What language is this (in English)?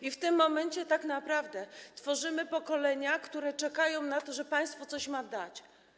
Polish